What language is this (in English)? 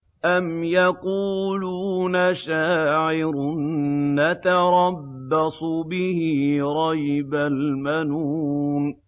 Arabic